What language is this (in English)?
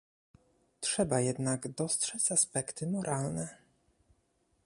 Polish